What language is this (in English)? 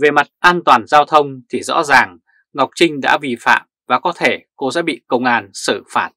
Vietnamese